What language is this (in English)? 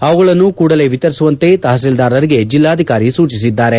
Kannada